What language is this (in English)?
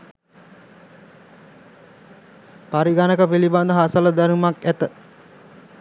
Sinhala